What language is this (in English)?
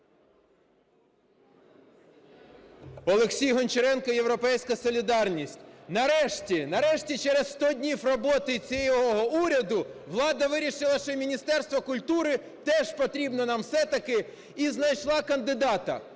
Ukrainian